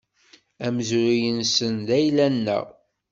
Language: Kabyle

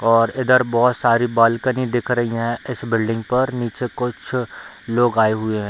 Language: Hindi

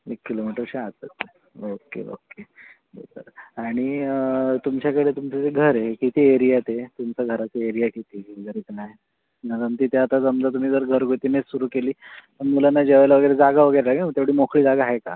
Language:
Marathi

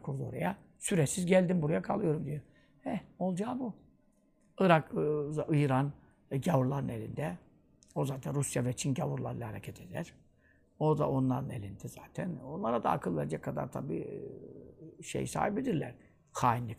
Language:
Turkish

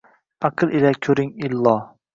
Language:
Uzbek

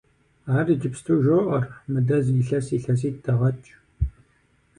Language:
Kabardian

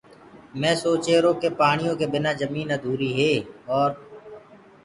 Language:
Gurgula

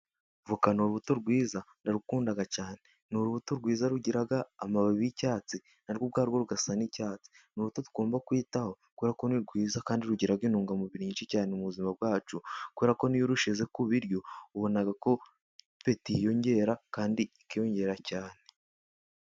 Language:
Kinyarwanda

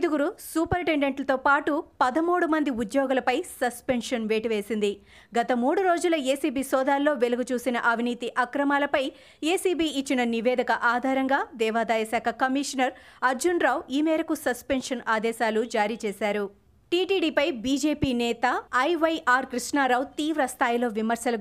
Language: Telugu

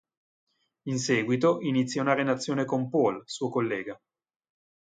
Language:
Italian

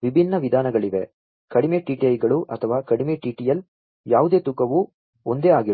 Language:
Kannada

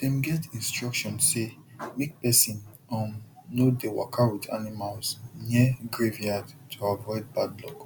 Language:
Nigerian Pidgin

